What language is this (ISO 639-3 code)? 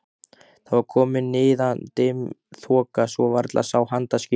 isl